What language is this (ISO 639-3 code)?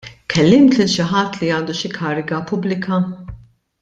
mlt